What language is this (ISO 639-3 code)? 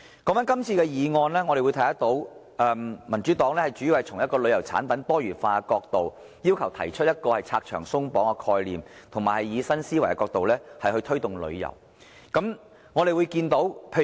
yue